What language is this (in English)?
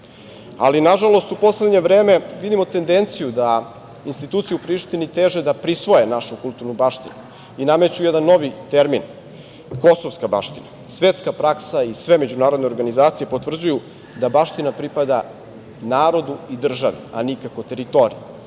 Serbian